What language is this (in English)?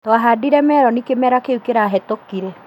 Kikuyu